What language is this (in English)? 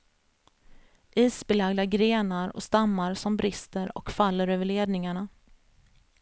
Swedish